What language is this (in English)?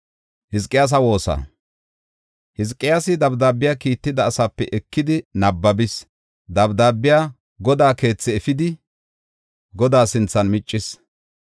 Gofa